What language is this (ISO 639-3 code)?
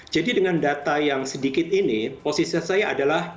ind